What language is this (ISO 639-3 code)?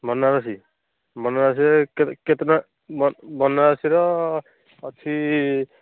ori